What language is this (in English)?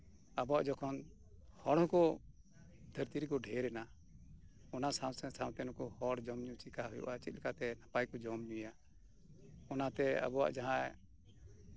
Santali